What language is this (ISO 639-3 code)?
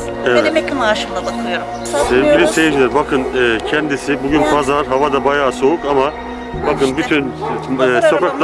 tur